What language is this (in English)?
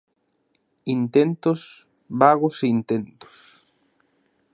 Galician